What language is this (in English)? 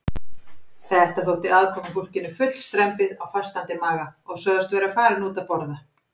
Icelandic